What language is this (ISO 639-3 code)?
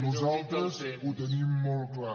cat